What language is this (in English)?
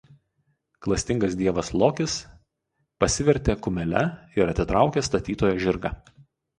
Lithuanian